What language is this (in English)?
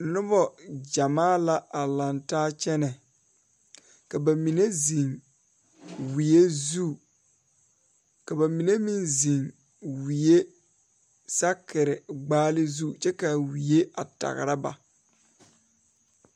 Southern Dagaare